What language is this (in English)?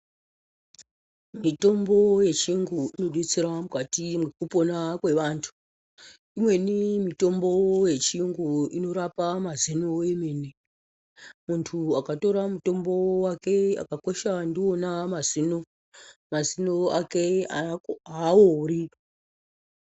Ndau